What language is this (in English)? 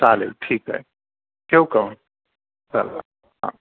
Marathi